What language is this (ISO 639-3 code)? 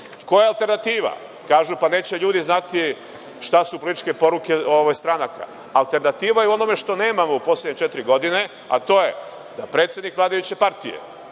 srp